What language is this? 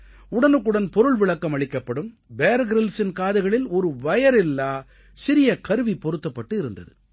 Tamil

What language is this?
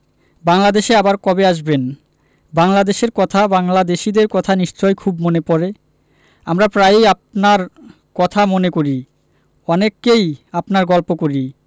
Bangla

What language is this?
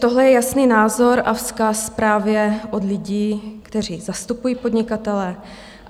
Czech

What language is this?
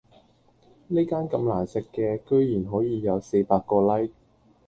Cantonese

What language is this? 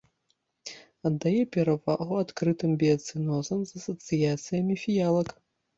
Belarusian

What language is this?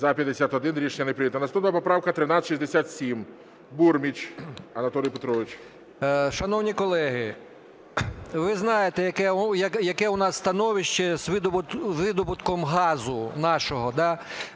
Ukrainian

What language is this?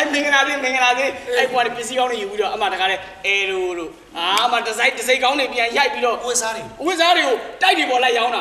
Thai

